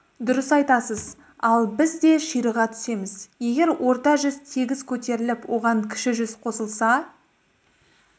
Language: Kazakh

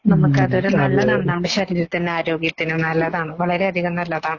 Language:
Malayalam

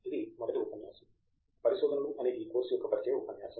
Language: Telugu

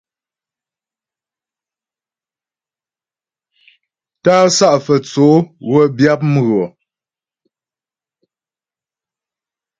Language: Ghomala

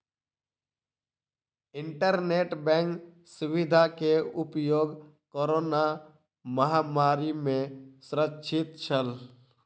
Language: Maithili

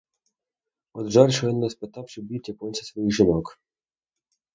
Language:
Ukrainian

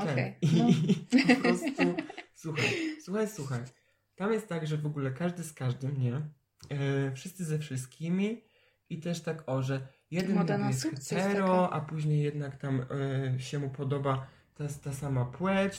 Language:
Polish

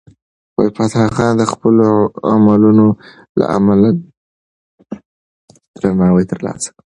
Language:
Pashto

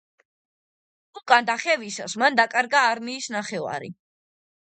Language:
Georgian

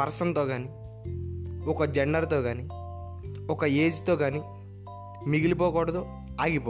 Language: Telugu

